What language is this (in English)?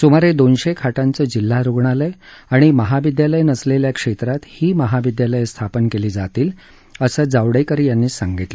Marathi